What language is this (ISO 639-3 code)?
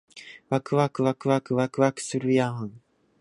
jpn